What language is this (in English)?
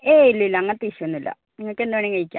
Malayalam